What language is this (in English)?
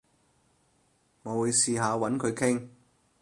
Cantonese